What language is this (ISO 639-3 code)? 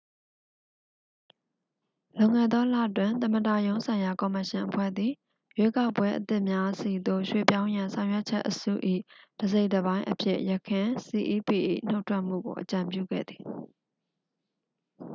mya